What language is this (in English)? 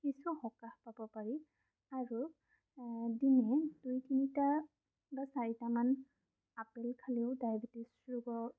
Assamese